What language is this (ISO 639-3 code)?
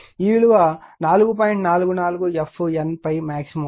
tel